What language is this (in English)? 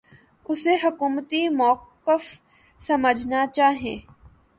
Urdu